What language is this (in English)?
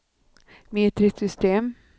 Swedish